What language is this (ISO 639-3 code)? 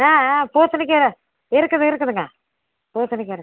tam